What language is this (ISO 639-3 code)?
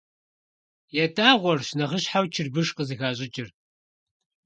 kbd